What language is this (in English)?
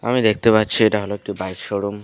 Bangla